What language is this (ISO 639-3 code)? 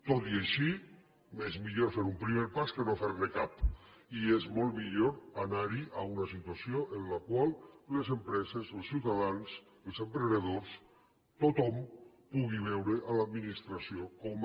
cat